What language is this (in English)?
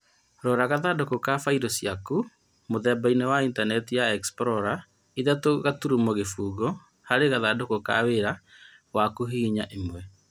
Kikuyu